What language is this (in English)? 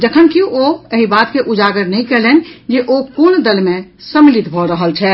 Maithili